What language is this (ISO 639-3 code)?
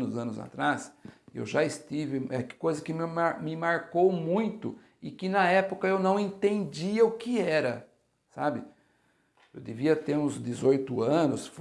por